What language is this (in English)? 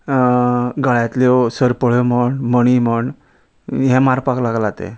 Konkani